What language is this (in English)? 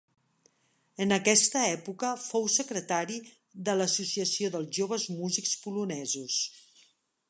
Catalan